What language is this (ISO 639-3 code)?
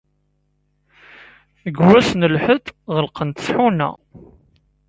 kab